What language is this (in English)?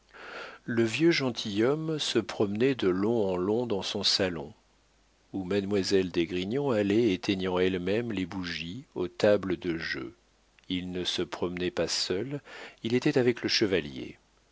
French